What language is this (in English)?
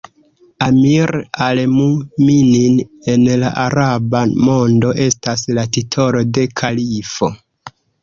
Esperanto